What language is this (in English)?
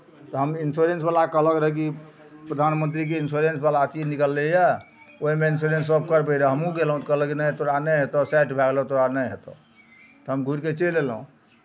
Maithili